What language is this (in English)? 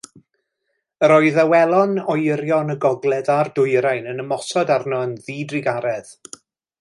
Welsh